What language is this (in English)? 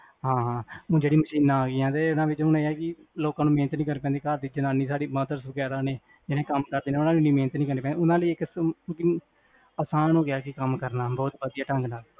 Punjabi